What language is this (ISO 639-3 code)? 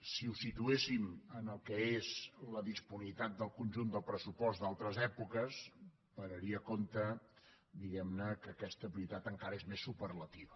cat